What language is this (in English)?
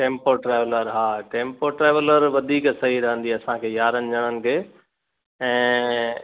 Sindhi